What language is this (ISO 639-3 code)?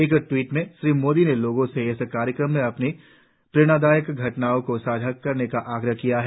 hin